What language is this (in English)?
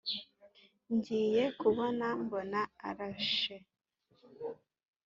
Kinyarwanda